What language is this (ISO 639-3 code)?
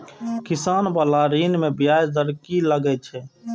mai